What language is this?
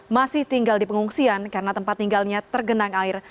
Indonesian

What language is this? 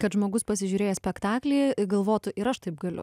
Lithuanian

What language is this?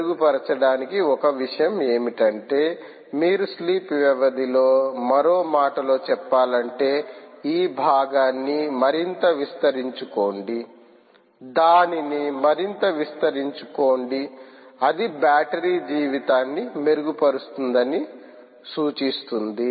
Telugu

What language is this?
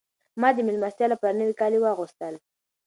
Pashto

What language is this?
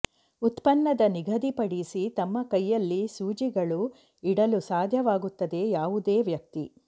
Kannada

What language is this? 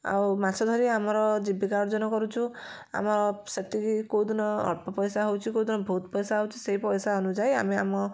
Odia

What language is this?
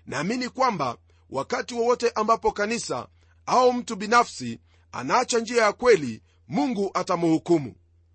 Swahili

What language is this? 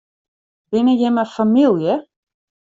Western Frisian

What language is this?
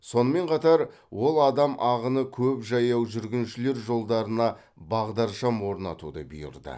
Kazakh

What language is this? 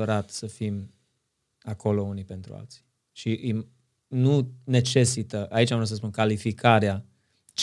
Romanian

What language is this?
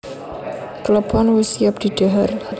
Javanese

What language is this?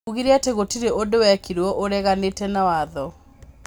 Kikuyu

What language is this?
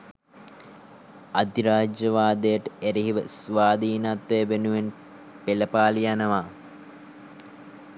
Sinhala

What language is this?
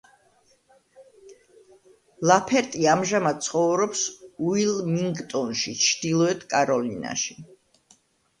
Georgian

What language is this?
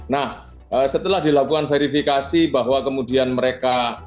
Indonesian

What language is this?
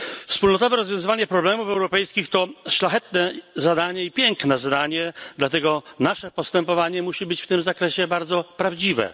Polish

